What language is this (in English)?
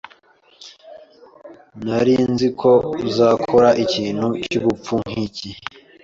Kinyarwanda